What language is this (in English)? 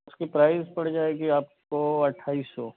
Urdu